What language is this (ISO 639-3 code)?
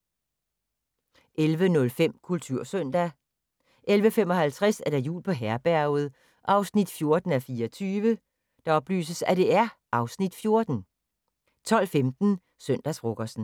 dan